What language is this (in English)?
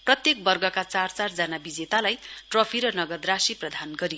Nepali